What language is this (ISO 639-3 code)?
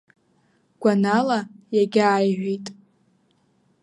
abk